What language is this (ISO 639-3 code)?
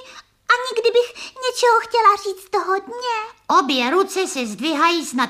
ces